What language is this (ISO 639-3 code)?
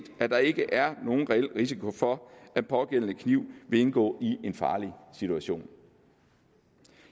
dan